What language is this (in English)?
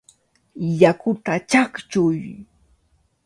Cajatambo North Lima Quechua